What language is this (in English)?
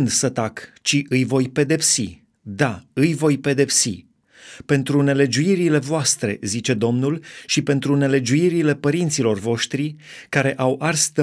Romanian